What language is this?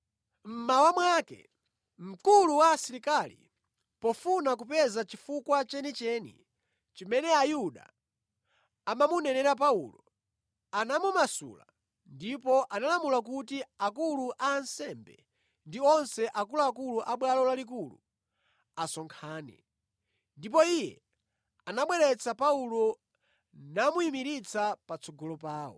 Nyanja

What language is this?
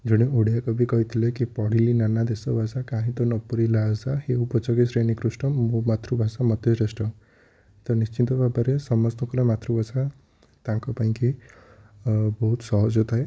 Odia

